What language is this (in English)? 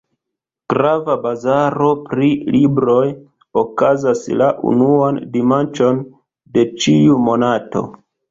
Esperanto